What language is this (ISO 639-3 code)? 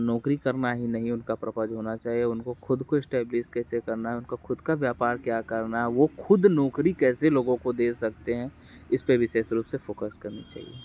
hin